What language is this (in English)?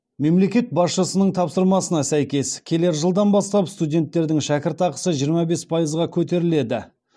Kazakh